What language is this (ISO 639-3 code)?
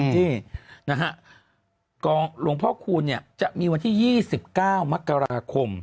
tha